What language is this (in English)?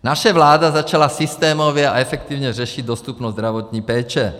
Czech